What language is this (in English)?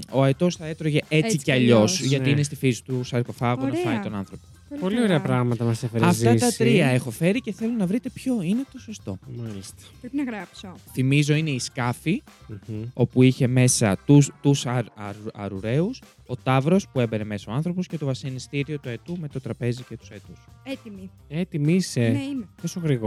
Greek